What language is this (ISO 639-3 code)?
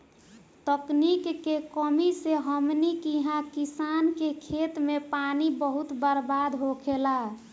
bho